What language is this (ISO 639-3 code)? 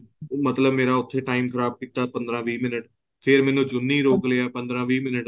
pan